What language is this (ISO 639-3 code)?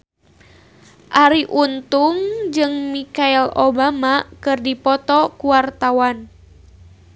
sun